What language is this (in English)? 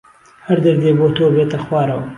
Central Kurdish